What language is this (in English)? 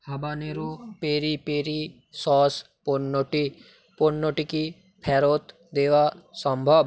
Bangla